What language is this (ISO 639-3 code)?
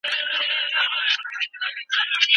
pus